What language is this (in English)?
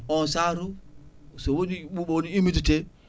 Fula